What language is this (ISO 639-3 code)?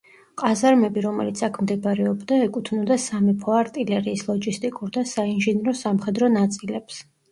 kat